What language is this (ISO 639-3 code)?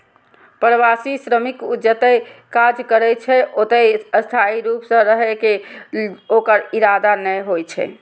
mai